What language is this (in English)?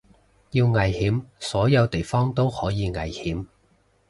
Cantonese